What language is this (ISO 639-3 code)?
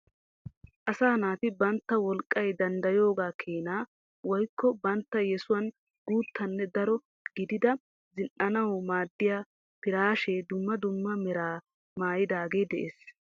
wal